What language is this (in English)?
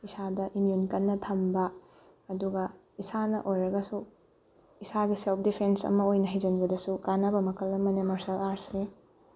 Manipuri